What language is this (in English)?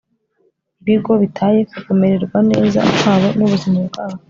Kinyarwanda